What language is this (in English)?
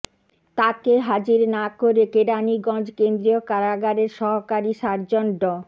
Bangla